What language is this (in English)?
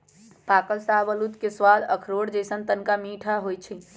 Magahi